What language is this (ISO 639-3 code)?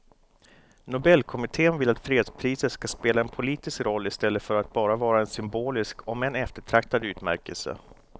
swe